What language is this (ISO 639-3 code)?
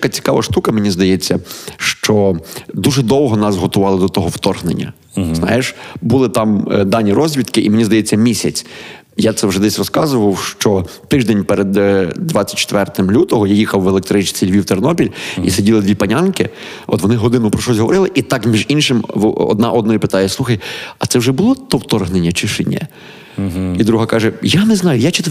ukr